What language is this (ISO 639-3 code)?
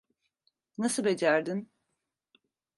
tur